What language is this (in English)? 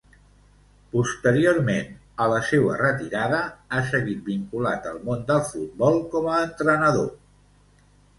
Catalan